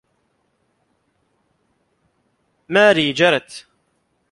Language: Arabic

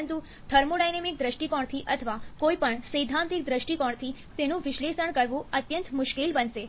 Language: Gujarati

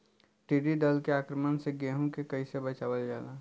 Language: Bhojpuri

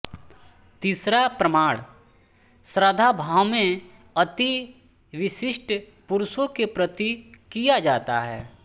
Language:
Hindi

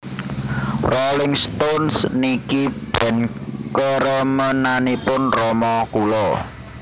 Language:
Javanese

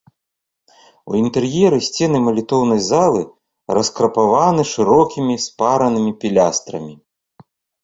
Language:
Belarusian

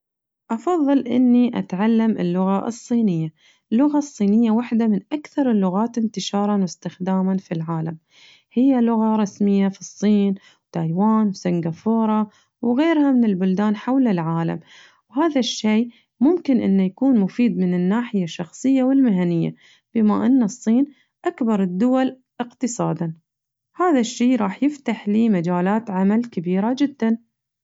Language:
Najdi Arabic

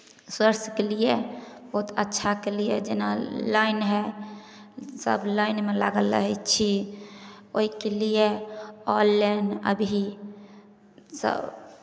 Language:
Maithili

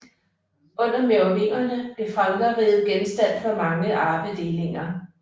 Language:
Danish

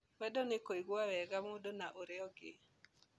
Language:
Kikuyu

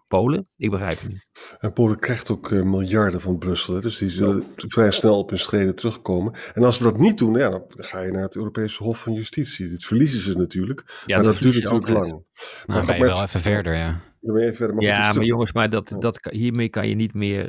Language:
Dutch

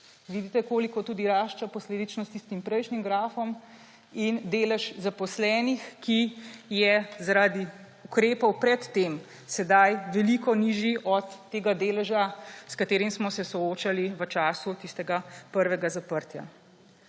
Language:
Slovenian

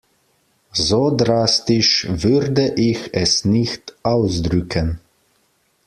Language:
German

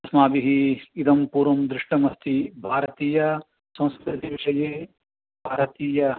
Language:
Sanskrit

